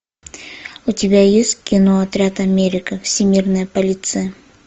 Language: Russian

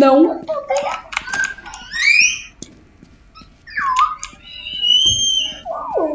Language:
Portuguese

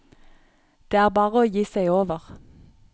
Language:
Norwegian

